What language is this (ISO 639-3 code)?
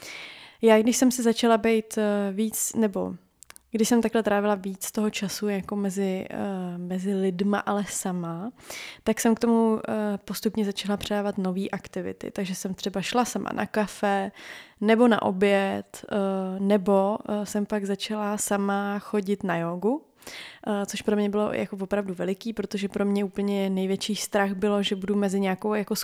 ces